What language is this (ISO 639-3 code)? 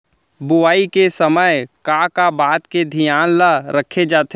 hne